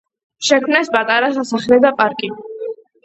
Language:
Georgian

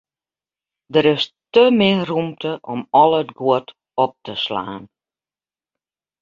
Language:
Western Frisian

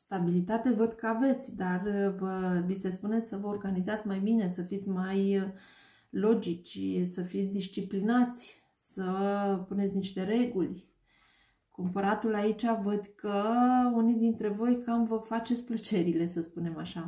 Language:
Romanian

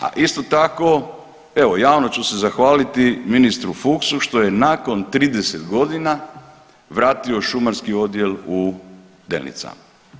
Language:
Croatian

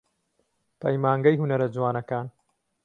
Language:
Central Kurdish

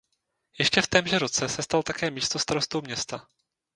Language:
Czech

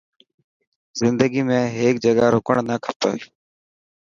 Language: Dhatki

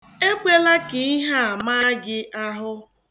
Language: Igbo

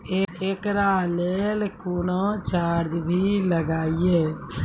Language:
Maithili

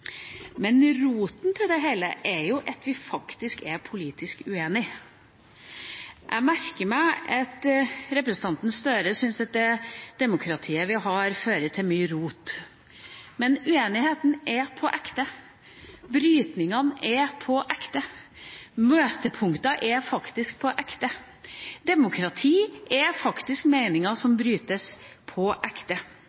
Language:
Norwegian Bokmål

